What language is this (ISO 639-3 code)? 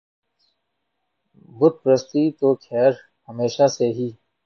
urd